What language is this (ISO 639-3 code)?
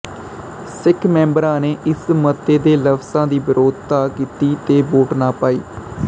pan